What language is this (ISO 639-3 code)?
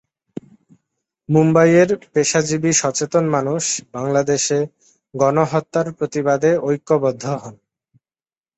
ben